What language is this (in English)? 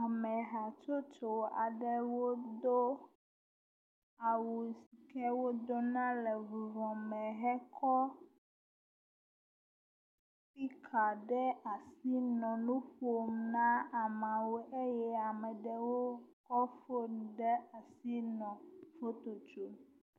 Ewe